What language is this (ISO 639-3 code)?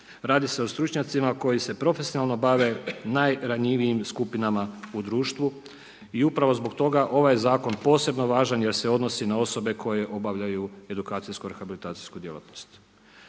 hrv